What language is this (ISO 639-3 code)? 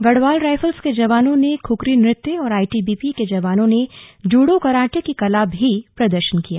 hin